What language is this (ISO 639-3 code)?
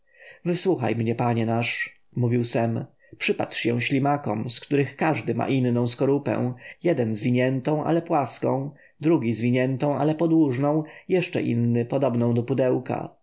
pol